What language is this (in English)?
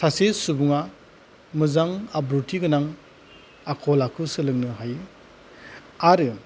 Bodo